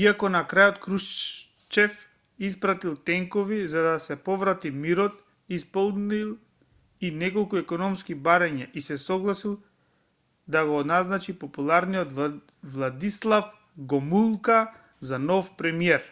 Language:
Macedonian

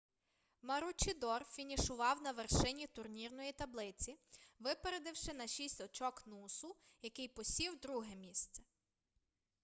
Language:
Ukrainian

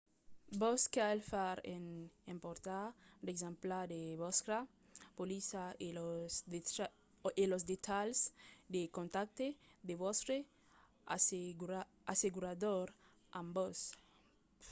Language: Occitan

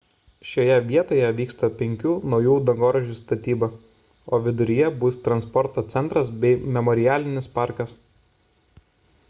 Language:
Lithuanian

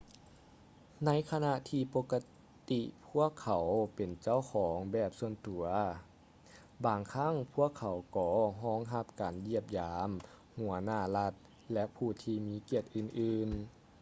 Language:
Lao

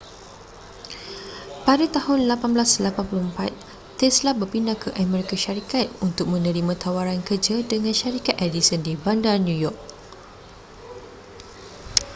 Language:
Malay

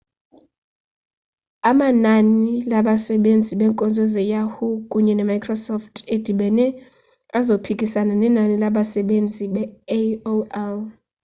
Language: Xhosa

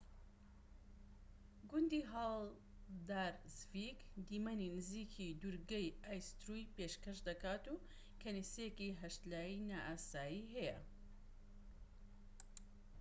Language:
Central Kurdish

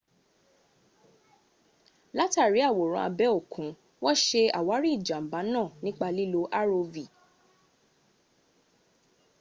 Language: Yoruba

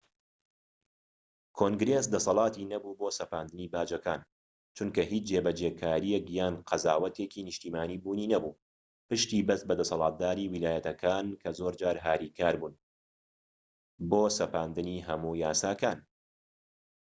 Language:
Central Kurdish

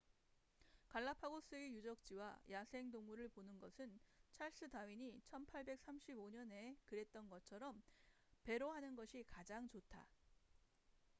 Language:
Korean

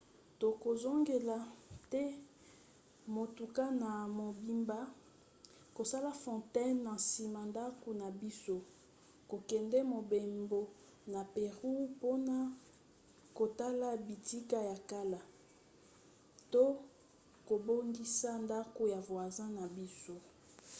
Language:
Lingala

